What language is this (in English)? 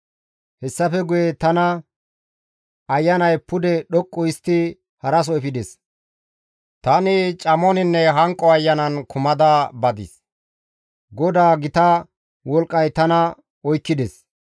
Gamo